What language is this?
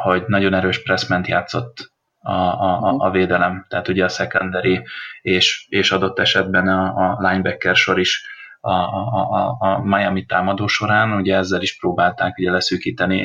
Hungarian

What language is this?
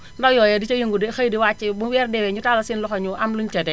Wolof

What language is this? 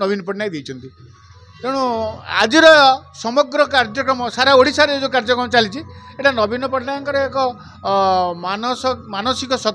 Indonesian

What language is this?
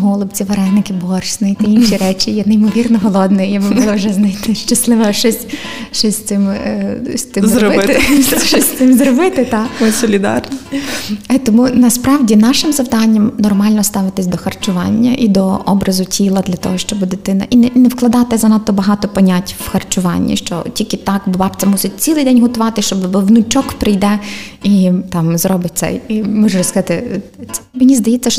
Ukrainian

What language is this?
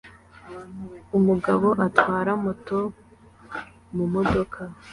Kinyarwanda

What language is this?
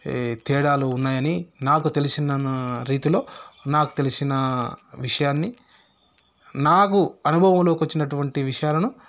Telugu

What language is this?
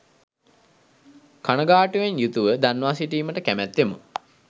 Sinhala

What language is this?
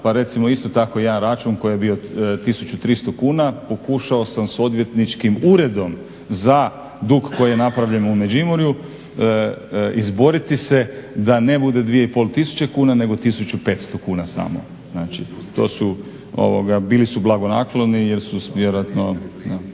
Croatian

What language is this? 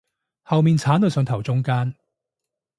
Cantonese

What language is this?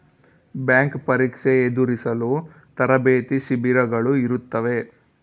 Kannada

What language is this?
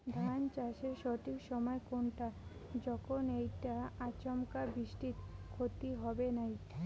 Bangla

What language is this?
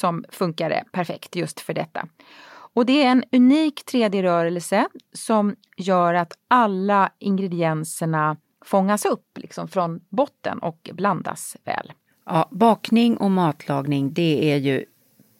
Swedish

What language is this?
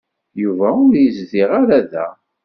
Kabyle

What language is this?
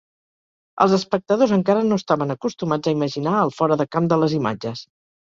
Catalan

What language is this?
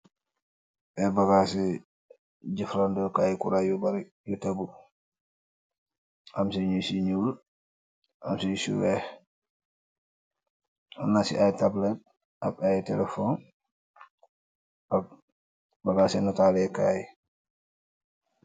Wolof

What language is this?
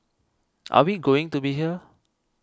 English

